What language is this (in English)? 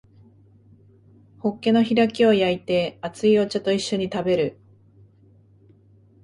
Japanese